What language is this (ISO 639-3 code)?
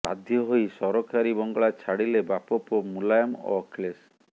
ori